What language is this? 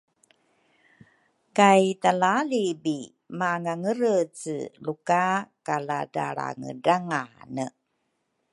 Rukai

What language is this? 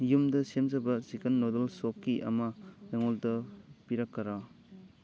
Manipuri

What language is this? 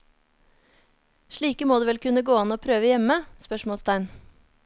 Norwegian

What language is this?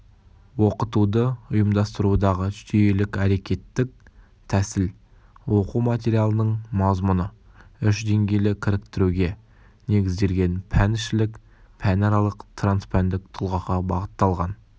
Kazakh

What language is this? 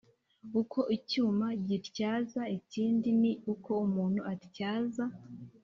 Kinyarwanda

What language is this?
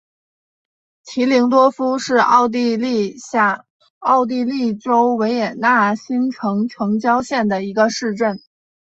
Chinese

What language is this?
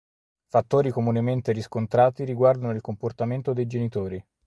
Italian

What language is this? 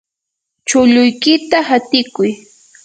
Yanahuanca Pasco Quechua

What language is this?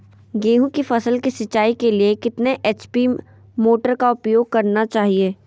Magahi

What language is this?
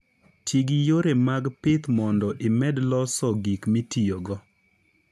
Luo (Kenya and Tanzania)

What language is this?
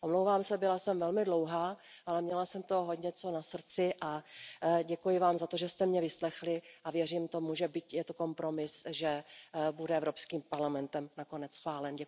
Czech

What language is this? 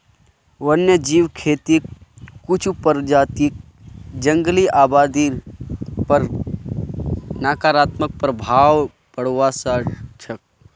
Magahi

